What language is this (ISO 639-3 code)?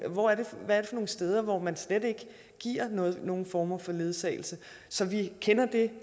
dan